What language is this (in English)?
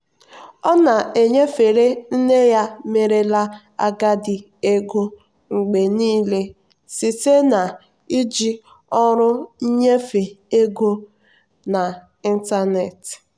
Igbo